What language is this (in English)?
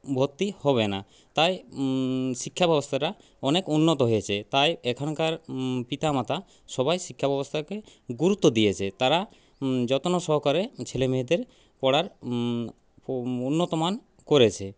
Bangla